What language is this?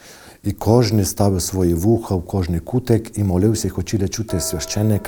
Ukrainian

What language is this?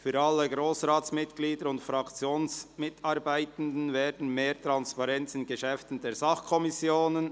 Swiss German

